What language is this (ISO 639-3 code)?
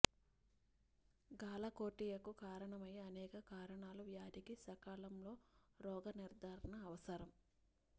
tel